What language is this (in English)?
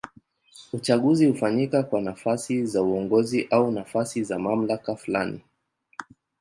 Swahili